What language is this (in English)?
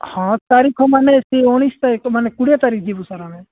Odia